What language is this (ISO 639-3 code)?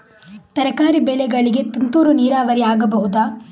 kan